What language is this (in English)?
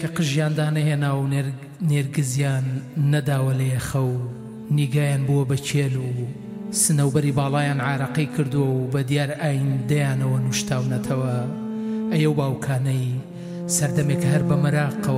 Arabic